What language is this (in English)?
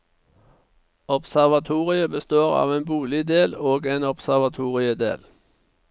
Norwegian